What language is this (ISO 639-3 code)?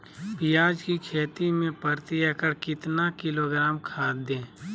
mag